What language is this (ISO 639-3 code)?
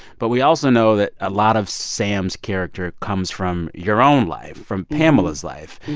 eng